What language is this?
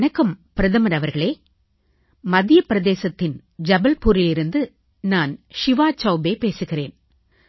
Tamil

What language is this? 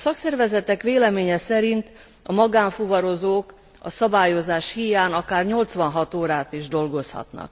Hungarian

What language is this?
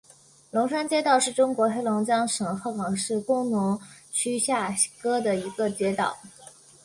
Chinese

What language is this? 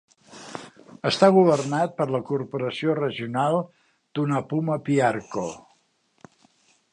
Catalan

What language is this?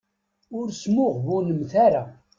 Kabyle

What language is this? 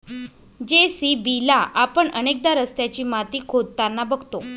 Marathi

